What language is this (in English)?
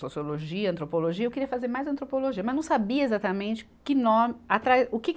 Portuguese